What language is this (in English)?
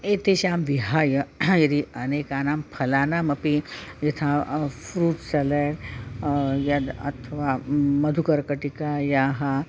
Sanskrit